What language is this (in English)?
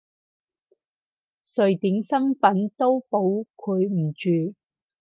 Cantonese